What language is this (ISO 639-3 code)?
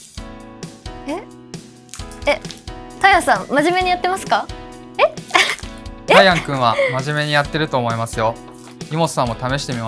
jpn